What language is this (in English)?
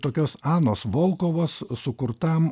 Lithuanian